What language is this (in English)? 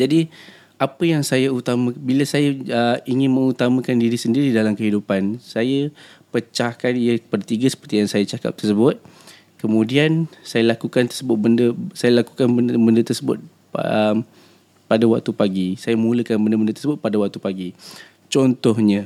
Malay